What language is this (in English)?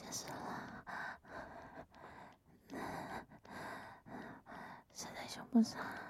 Chinese